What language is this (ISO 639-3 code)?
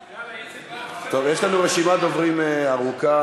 heb